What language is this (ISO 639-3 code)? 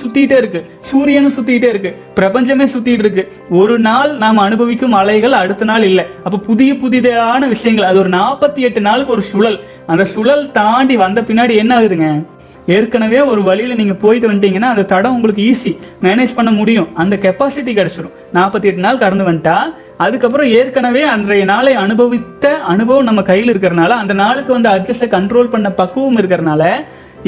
tam